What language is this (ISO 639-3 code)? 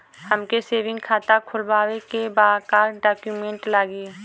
bho